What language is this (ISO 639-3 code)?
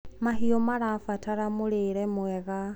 kik